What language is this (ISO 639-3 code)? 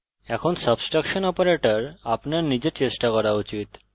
ben